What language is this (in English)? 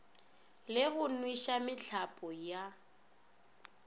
Northern Sotho